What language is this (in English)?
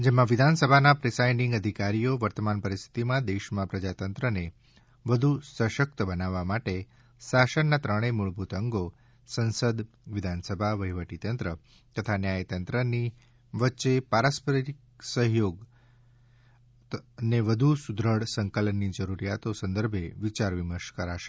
Gujarati